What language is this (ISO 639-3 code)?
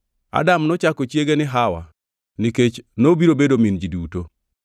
luo